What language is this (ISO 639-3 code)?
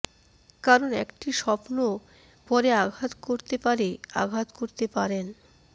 ben